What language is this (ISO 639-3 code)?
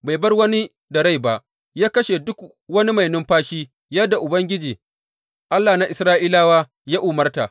hau